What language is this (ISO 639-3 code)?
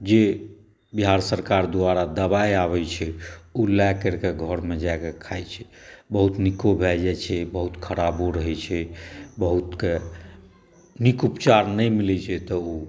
mai